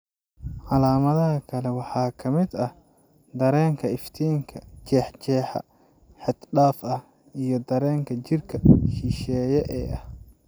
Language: Somali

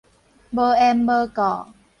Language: Min Nan Chinese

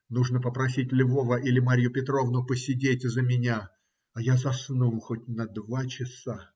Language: Russian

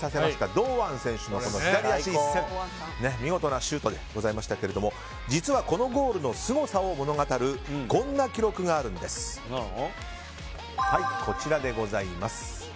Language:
Japanese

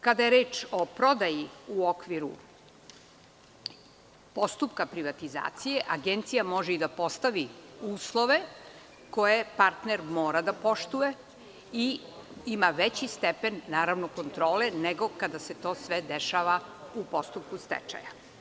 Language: Serbian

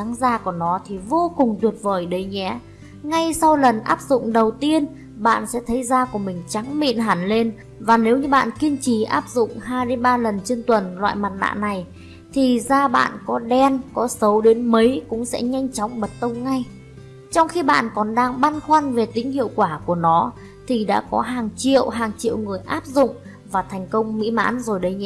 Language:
Vietnamese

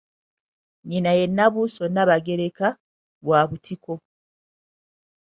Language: Ganda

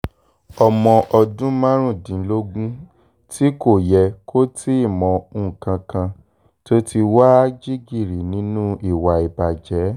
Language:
Yoruba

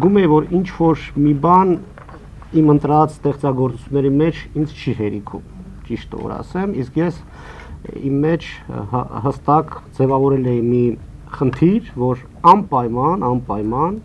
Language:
Romanian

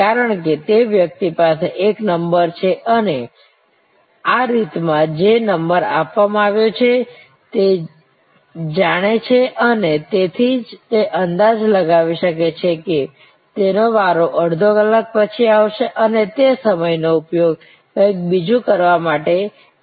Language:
Gujarati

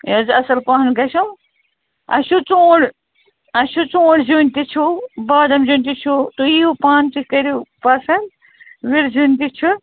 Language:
Kashmiri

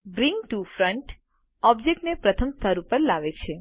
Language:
Gujarati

